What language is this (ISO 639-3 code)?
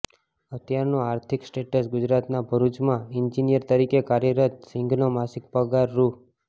guj